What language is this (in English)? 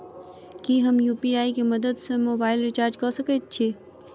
Maithili